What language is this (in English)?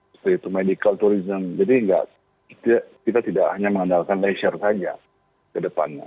Indonesian